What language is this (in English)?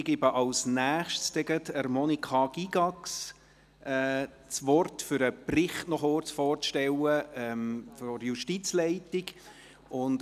Swiss German